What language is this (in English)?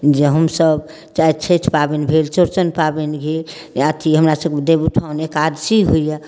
Maithili